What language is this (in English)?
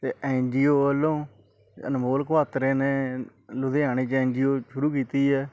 Punjabi